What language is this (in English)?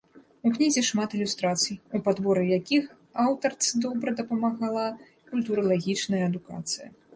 Belarusian